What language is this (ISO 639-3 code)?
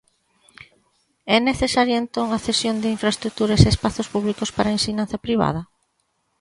glg